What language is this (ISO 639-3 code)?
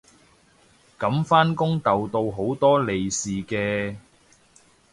yue